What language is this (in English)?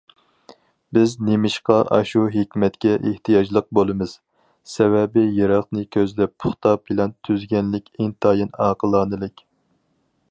Uyghur